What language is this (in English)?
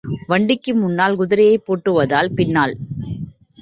Tamil